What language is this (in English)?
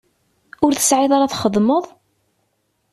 Kabyle